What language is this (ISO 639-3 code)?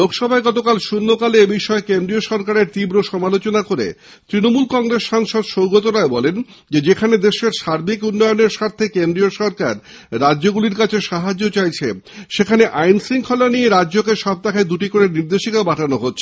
ben